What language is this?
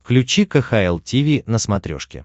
Russian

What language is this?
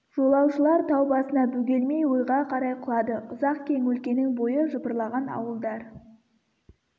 Kazakh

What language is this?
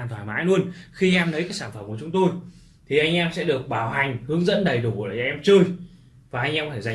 Vietnamese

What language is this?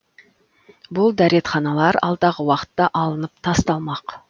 Kazakh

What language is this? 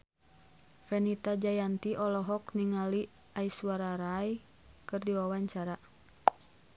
Sundanese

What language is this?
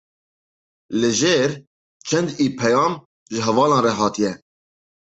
Kurdish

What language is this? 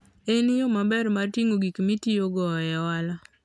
Luo (Kenya and Tanzania)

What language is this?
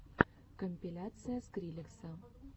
Russian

